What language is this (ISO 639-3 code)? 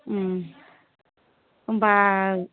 brx